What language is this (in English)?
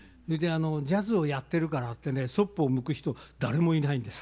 Japanese